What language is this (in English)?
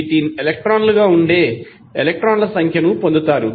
Telugu